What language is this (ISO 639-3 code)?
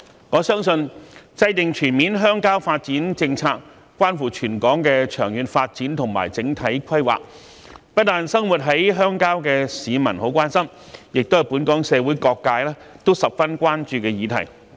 yue